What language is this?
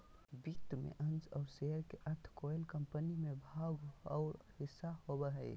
Magahi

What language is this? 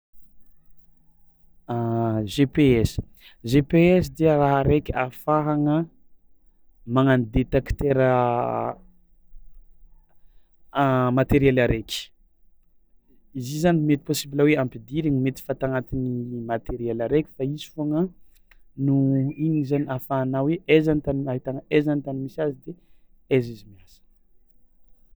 Tsimihety Malagasy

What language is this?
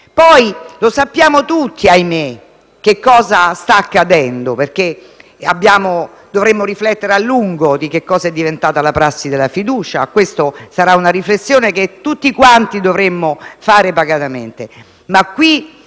Italian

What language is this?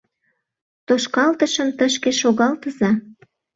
Mari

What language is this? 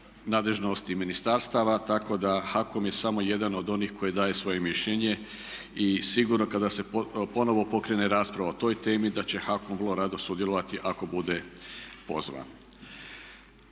Croatian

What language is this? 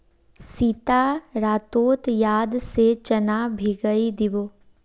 Magahi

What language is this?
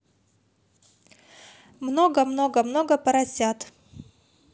Russian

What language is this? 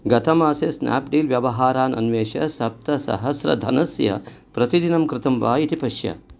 Sanskrit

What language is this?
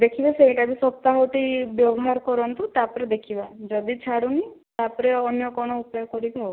Odia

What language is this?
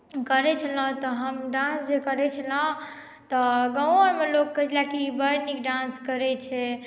Maithili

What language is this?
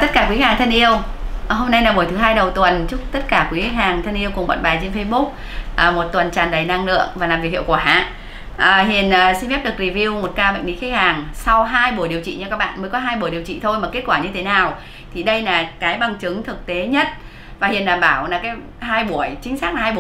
Vietnamese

